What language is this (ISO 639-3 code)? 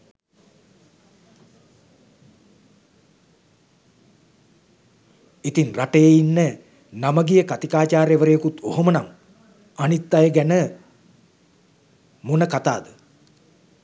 sin